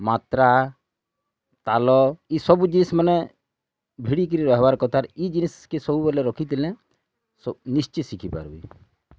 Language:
Odia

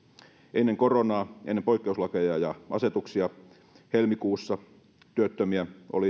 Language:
Finnish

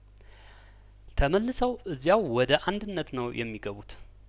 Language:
Amharic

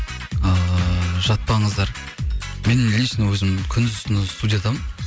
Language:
Kazakh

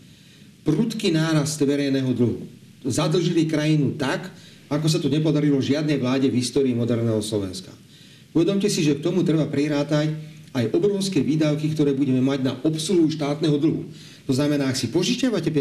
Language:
Slovak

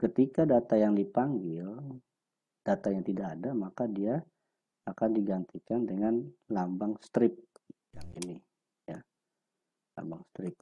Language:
Indonesian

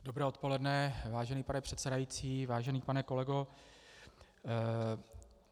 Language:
Czech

